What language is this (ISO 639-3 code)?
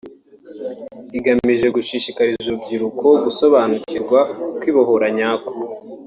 kin